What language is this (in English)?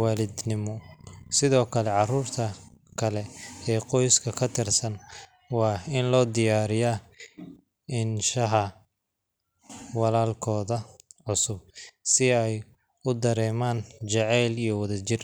Somali